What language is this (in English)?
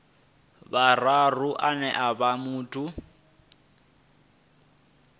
Venda